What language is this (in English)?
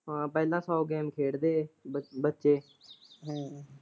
Punjabi